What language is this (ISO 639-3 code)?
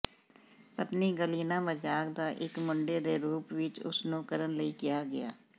pan